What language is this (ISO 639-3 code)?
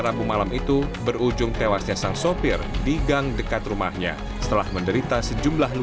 ind